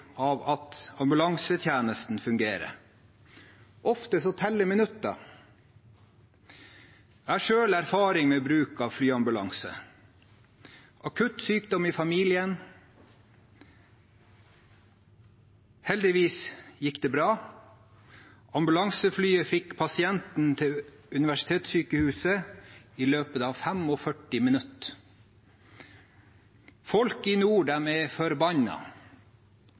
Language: Norwegian Bokmål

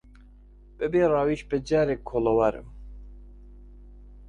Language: Central Kurdish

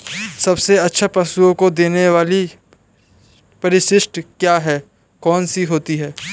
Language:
Hindi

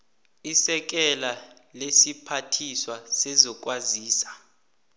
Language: South Ndebele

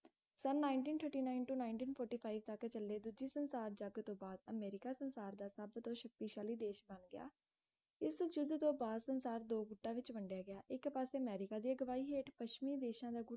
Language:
Punjabi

